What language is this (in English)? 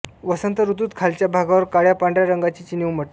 Marathi